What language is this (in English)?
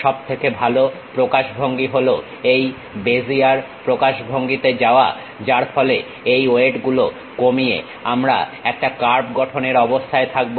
Bangla